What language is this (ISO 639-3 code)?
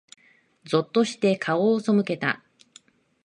jpn